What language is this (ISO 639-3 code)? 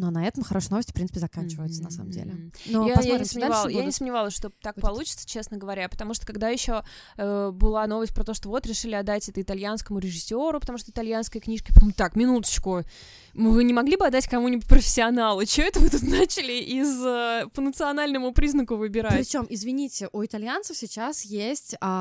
rus